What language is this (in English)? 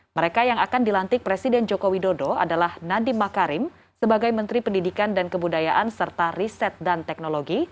Indonesian